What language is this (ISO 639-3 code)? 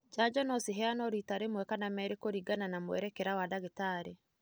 kik